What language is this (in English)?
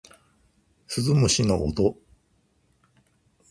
Japanese